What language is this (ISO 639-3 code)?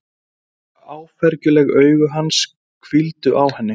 isl